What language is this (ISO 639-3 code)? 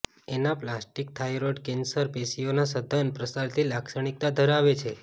guj